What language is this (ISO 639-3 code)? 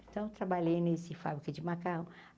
por